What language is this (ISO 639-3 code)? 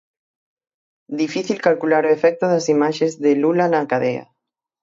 glg